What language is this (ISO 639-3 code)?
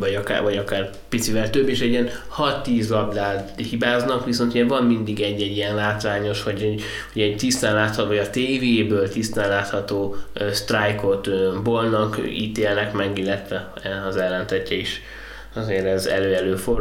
hun